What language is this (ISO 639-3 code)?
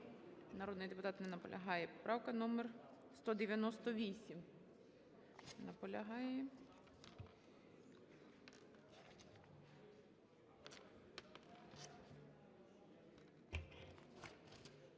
ukr